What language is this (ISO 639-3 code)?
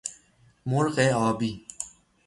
fas